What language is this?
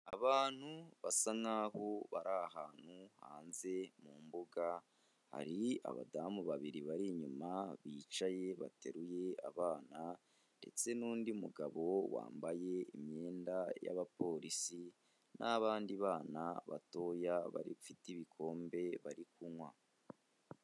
Kinyarwanda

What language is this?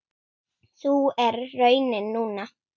Icelandic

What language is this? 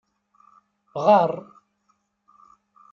Kabyle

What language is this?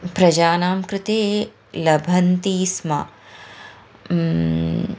Sanskrit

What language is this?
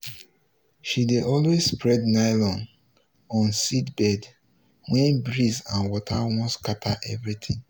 Nigerian Pidgin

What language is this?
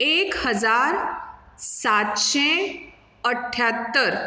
Konkani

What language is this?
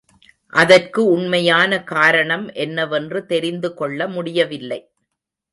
Tamil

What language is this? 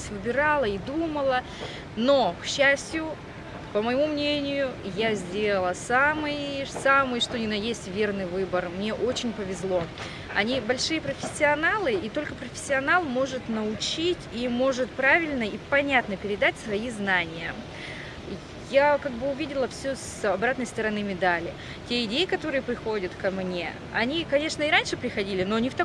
Russian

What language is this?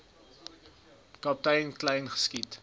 Afrikaans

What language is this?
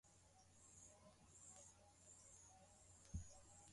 Swahili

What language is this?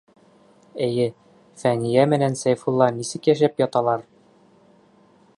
Bashkir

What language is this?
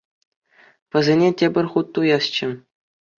Chuvash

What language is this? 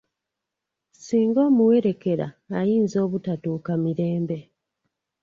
Ganda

